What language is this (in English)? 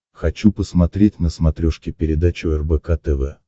Russian